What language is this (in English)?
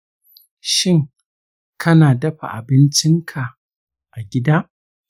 Hausa